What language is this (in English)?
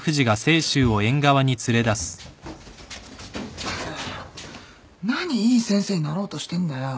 Japanese